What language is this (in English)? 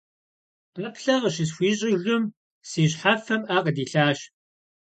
Kabardian